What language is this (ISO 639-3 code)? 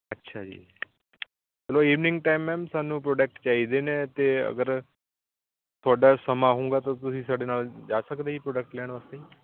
pan